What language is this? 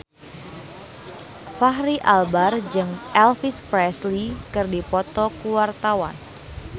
Sundanese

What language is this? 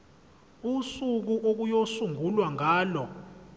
Zulu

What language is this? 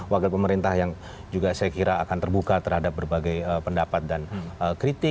Indonesian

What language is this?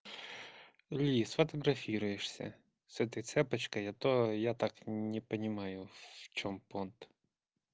Russian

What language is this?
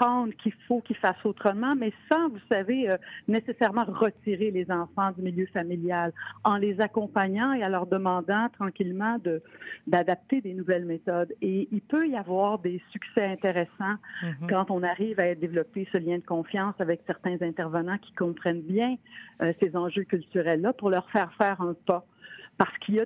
French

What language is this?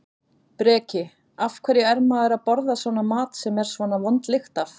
Icelandic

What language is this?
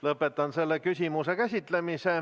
Estonian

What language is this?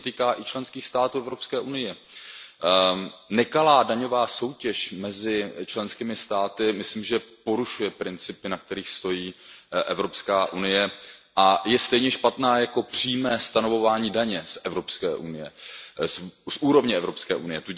Czech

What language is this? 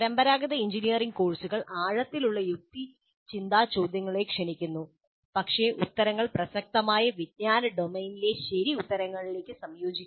Malayalam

